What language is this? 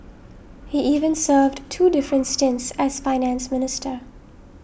English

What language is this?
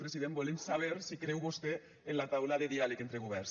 Catalan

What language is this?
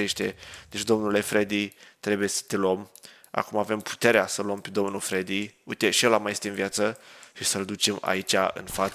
Romanian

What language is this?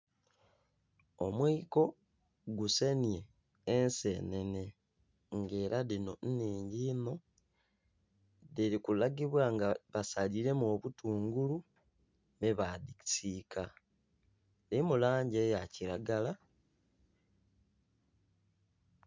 Soga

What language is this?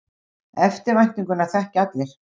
Icelandic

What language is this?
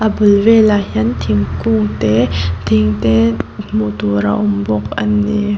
Mizo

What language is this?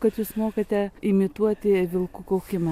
Lithuanian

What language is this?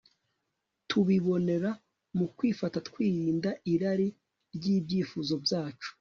Kinyarwanda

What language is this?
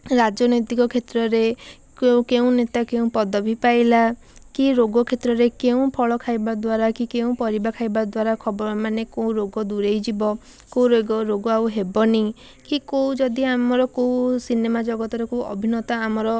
Odia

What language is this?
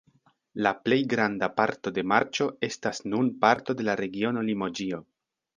Esperanto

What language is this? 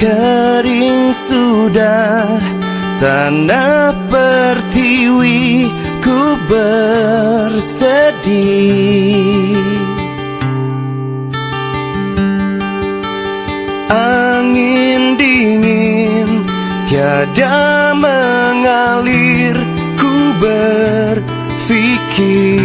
Indonesian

